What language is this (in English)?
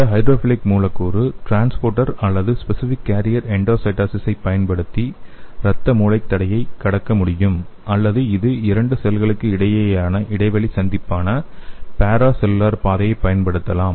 Tamil